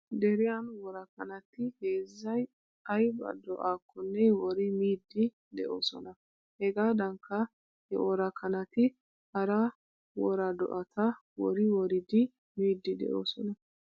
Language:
Wolaytta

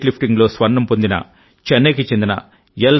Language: Telugu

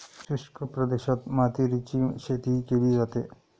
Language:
Marathi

